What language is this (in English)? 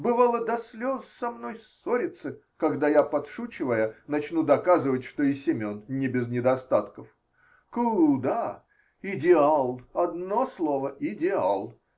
Russian